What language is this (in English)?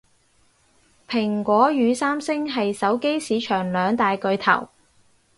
Cantonese